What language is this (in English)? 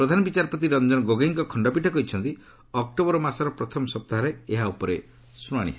Odia